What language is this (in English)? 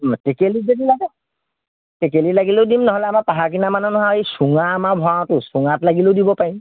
Assamese